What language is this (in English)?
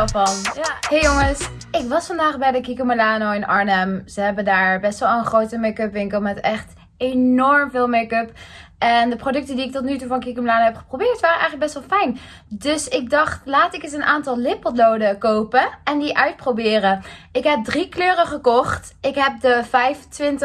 Dutch